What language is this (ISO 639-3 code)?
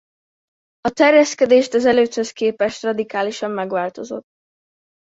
hun